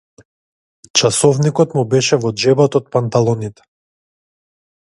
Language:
Macedonian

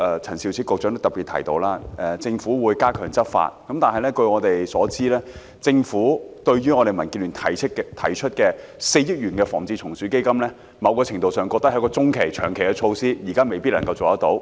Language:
Cantonese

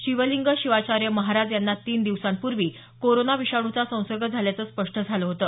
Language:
Marathi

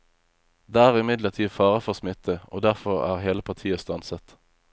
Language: Norwegian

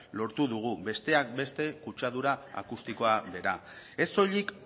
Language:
Basque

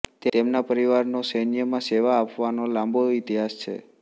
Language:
Gujarati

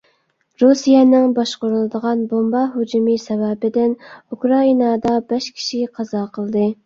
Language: Uyghur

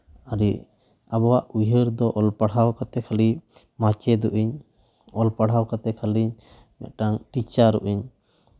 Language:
Santali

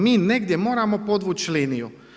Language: Croatian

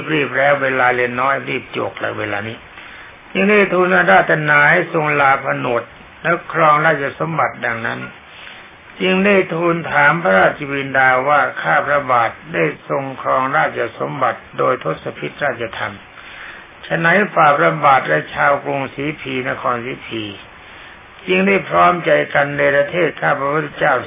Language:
Thai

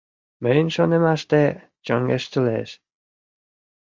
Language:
Mari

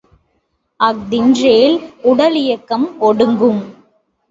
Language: Tamil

